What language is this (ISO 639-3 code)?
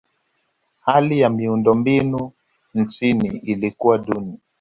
swa